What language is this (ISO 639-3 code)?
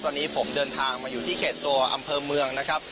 tha